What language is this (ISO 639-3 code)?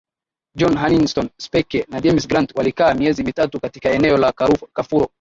swa